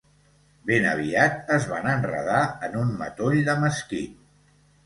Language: Catalan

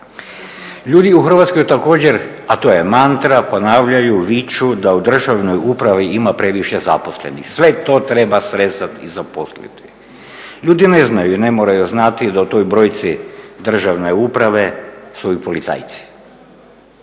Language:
Croatian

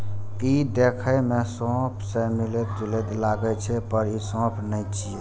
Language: Maithili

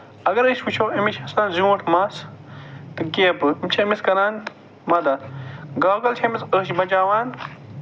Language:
Kashmiri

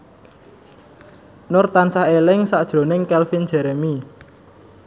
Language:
Javanese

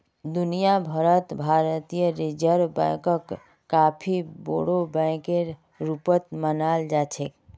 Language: Magahi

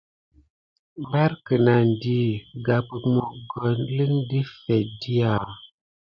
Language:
Gidar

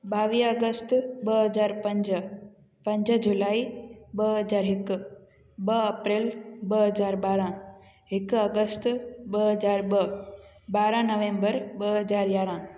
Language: Sindhi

